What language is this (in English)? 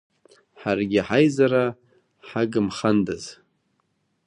Abkhazian